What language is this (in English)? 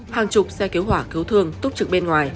Vietnamese